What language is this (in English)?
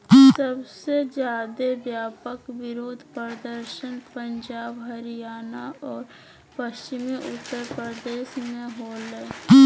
Magahi